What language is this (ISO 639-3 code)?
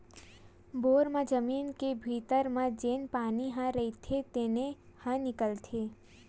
hne